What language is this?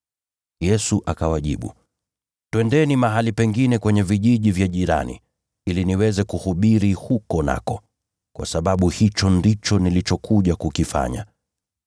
Swahili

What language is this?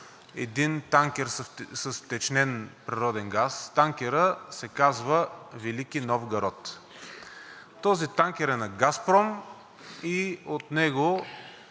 Bulgarian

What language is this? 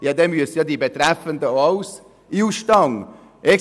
Swiss German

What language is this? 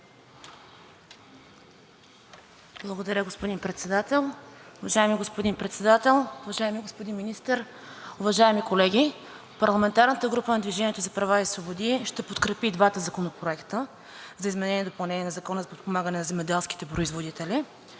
Bulgarian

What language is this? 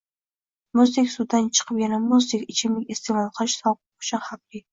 Uzbek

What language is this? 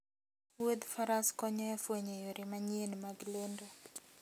Luo (Kenya and Tanzania)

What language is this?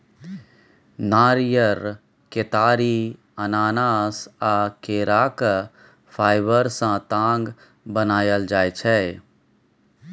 Maithili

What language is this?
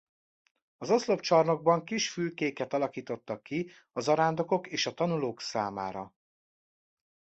Hungarian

